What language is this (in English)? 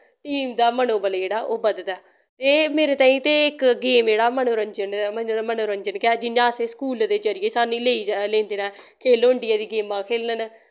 Dogri